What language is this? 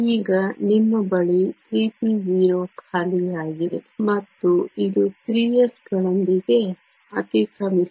Kannada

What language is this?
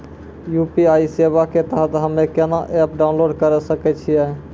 Maithili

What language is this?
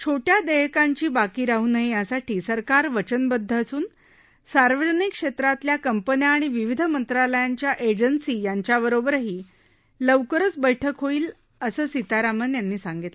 Marathi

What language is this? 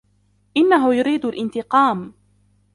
Arabic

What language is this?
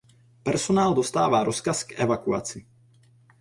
Czech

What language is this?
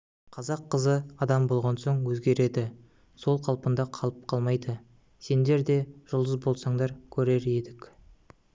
Kazakh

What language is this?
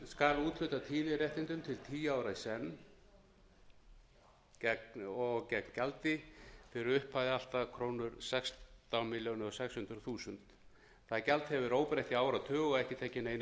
Icelandic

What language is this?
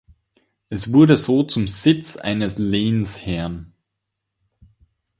German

